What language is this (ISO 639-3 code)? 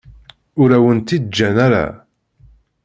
kab